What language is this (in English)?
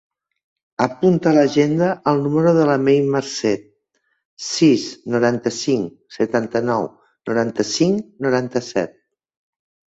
Catalan